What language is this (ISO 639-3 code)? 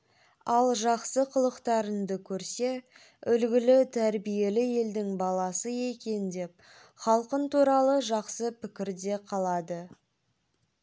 kaz